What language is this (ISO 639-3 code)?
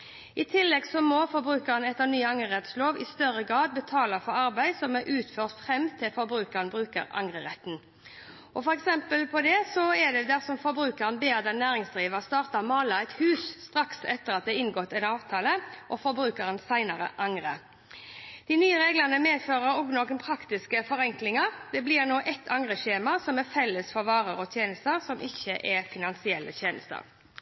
nob